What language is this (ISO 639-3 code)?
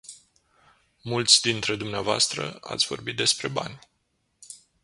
ron